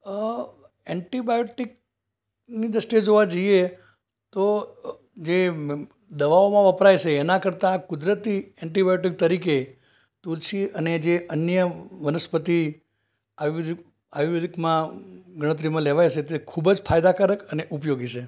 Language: Gujarati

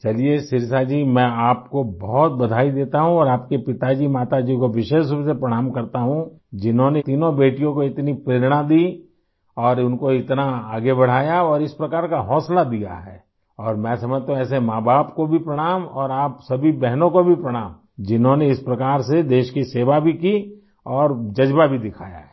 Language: Urdu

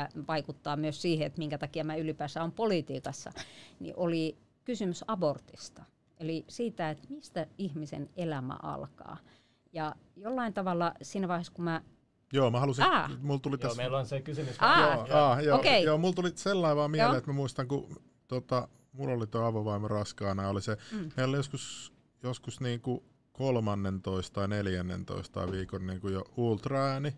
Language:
Finnish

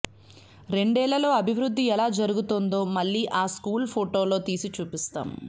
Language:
Telugu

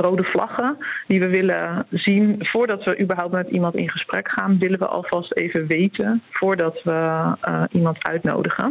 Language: Dutch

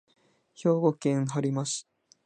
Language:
Japanese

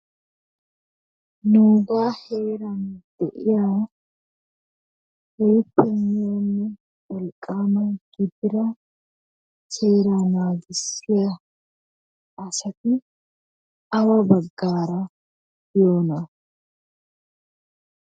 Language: Wolaytta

